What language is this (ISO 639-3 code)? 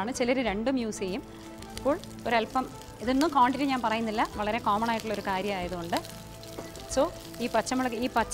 ara